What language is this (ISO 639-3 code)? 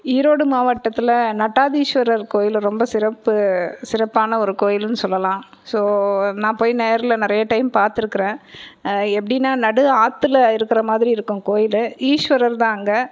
tam